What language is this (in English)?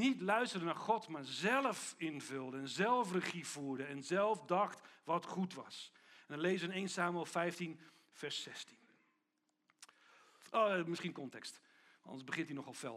Dutch